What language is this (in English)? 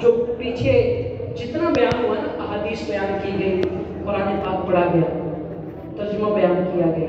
Arabic